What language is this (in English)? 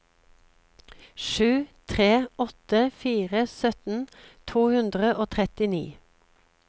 Norwegian